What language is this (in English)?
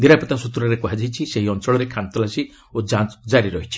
Odia